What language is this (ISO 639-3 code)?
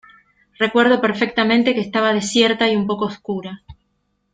spa